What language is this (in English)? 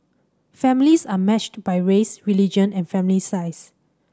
English